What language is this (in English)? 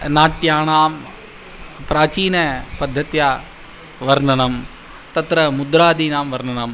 Sanskrit